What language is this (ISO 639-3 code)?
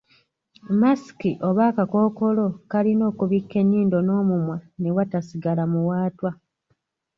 lug